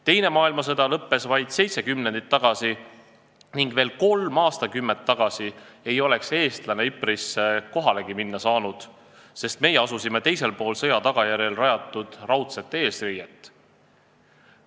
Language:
Estonian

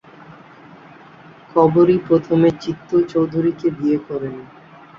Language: Bangla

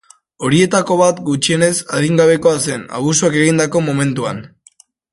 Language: Basque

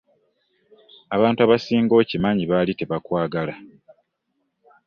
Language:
Ganda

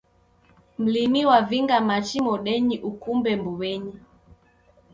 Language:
Taita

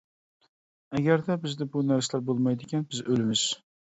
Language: Uyghur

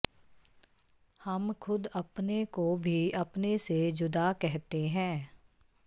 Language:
Punjabi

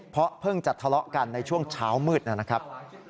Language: Thai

